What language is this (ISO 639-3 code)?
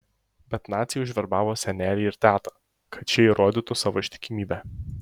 lit